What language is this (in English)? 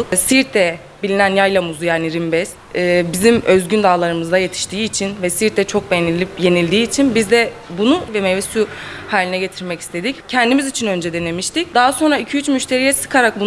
Turkish